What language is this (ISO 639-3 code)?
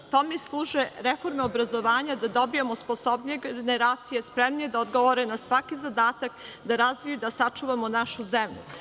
srp